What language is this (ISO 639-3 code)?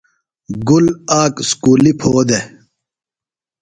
phl